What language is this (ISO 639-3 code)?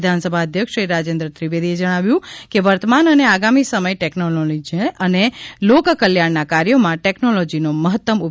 guj